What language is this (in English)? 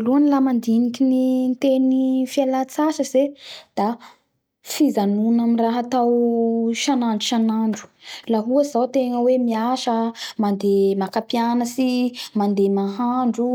Bara Malagasy